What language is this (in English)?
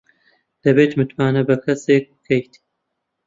Central Kurdish